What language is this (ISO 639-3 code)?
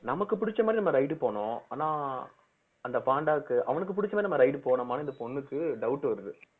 tam